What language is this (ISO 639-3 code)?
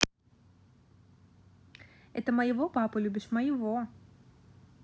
rus